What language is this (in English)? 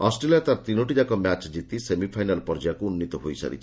Odia